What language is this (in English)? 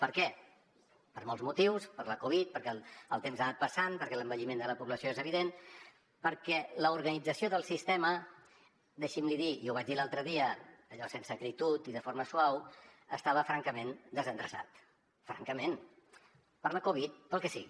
Catalan